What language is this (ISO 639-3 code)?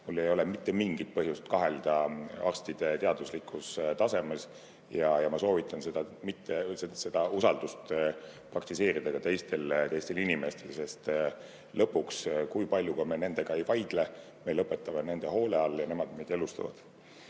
est